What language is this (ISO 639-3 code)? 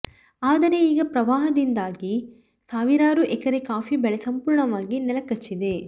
kan